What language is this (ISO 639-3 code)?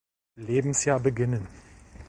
deu